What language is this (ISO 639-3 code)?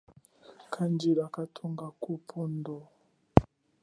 cjk